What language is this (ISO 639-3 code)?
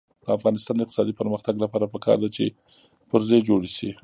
pus